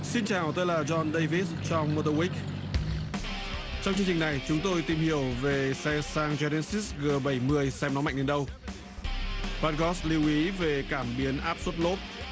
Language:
Vietnamese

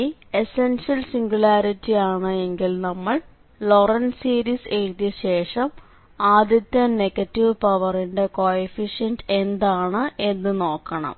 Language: Malayalam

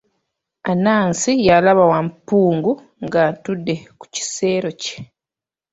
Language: Ganda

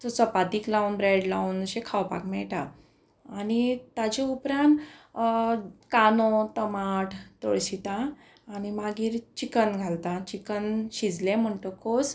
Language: Konkani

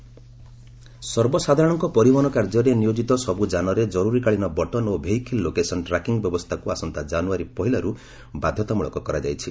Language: Odia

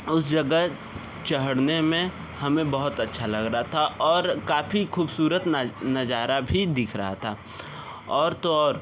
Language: Hindi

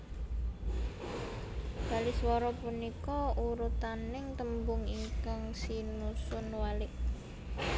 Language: Javanese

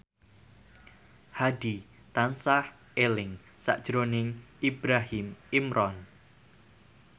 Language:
Javanese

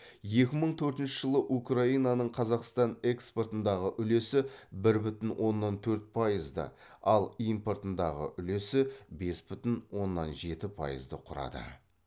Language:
Kazakh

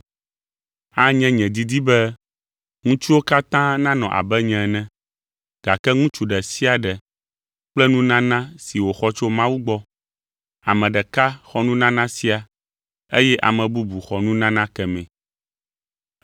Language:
Ewe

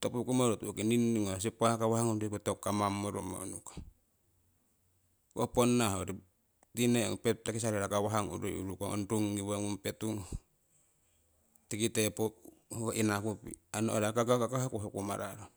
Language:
Siwai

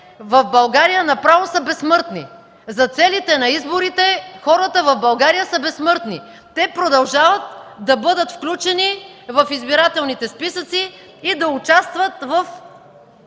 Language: Bulgarian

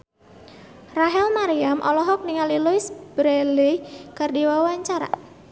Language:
Sundanese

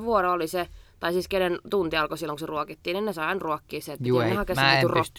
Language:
Finnish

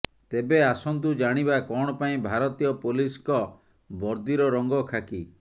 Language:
Odia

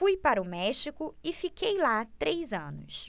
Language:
Portuguese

